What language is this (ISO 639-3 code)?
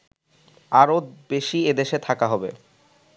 ben